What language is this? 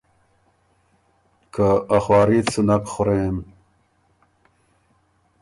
Ormuri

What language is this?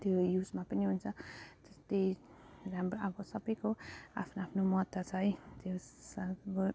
Nepali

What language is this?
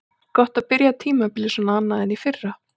Icelandic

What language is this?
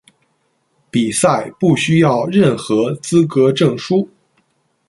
Chinese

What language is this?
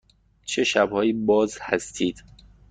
Persian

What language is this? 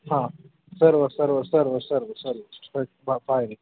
Marathi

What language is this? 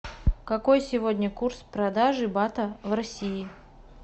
Russian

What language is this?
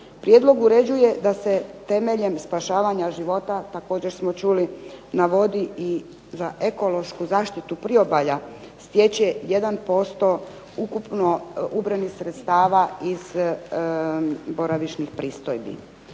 Croatian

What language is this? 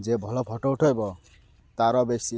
Odia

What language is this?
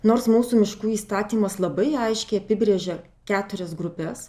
Lithuanian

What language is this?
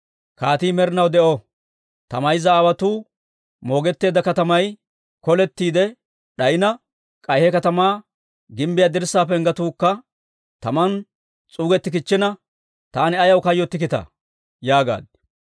Dawro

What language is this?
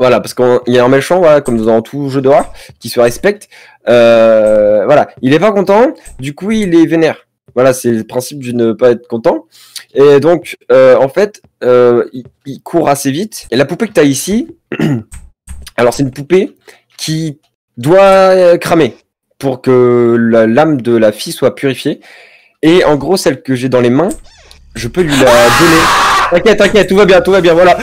French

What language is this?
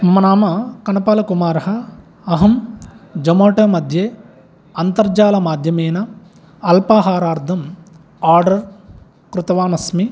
Sanskrit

